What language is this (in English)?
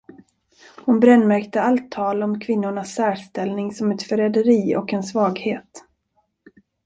Swedish